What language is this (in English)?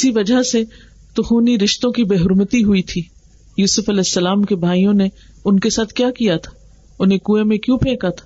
Urdu